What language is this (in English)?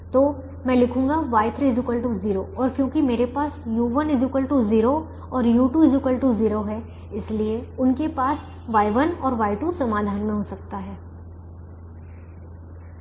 Hindi